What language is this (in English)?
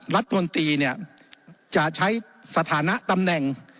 Thai